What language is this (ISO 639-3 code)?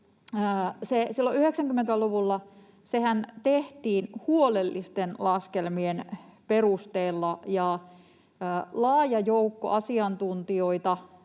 fin